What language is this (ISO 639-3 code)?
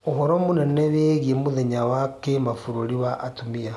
kik